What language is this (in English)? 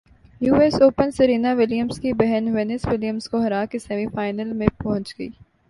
Urdu